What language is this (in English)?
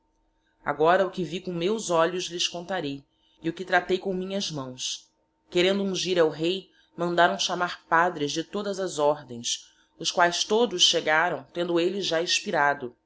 Portuguese